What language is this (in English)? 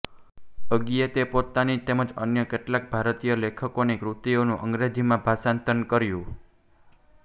Gujarati